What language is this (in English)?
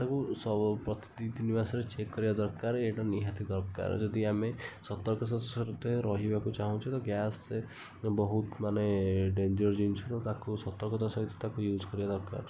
Odia